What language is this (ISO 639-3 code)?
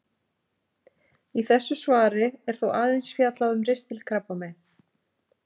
isl